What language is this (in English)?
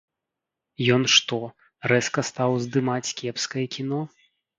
Belarusian